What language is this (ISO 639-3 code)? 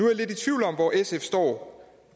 dan